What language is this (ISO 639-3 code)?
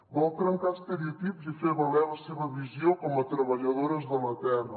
cat